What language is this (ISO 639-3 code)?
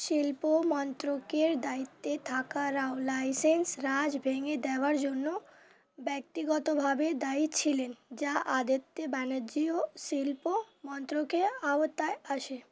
ben